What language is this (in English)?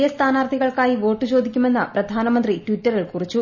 Malayalam